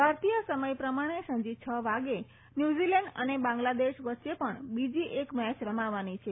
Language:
Gujarati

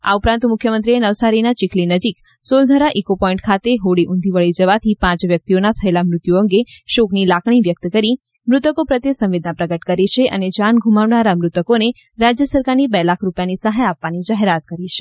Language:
Gujarati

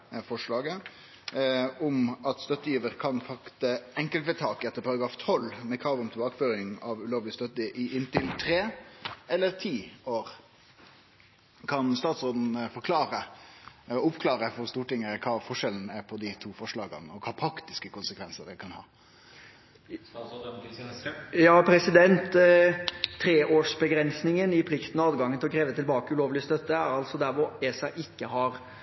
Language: Norwegian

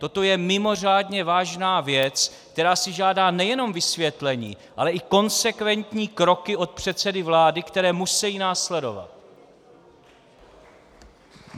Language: Czech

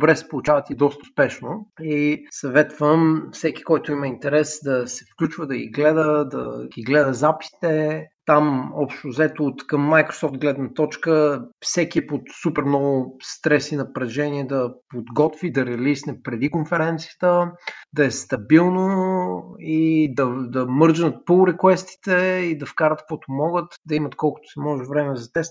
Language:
Bulgarian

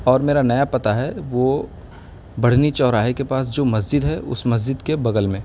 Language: Urdu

